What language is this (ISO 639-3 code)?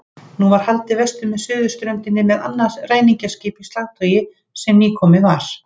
isl